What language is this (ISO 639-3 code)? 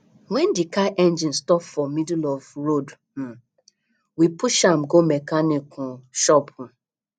pcm